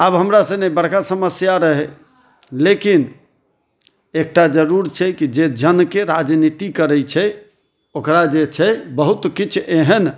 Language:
Maithili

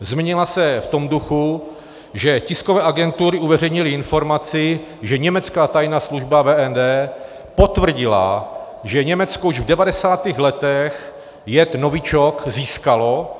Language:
Czech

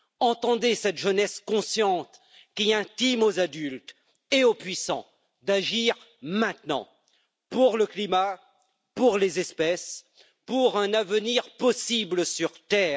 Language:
French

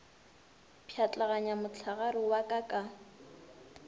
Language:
Northern Sotho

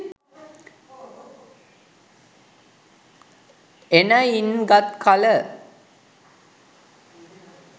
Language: Sinhala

